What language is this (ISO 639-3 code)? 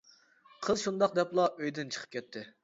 uig